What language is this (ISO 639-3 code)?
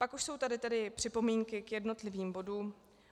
ces